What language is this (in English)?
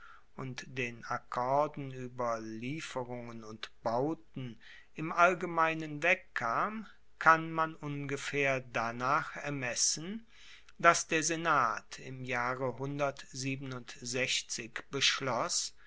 German